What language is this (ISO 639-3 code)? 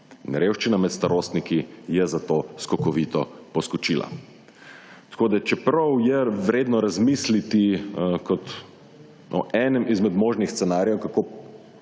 slv